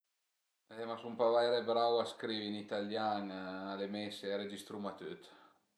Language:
Piedmontese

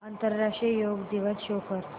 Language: Marathi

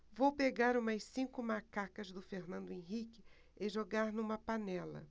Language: Portuguese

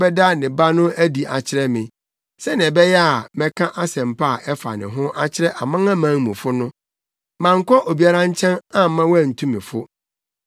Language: Akan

